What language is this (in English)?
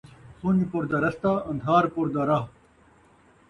Saraiki